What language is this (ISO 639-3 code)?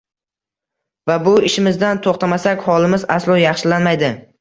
uzb